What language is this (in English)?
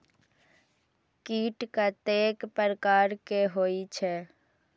Maithili